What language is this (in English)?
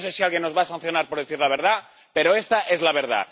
Spanish